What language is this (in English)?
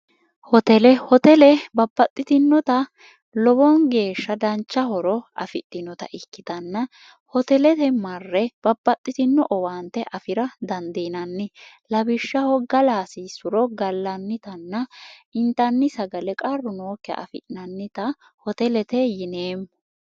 Sidamo